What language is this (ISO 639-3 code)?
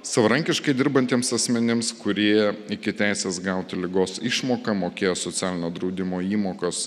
lit